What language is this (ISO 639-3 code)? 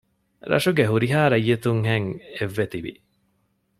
div